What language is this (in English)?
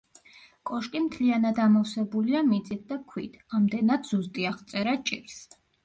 Georgian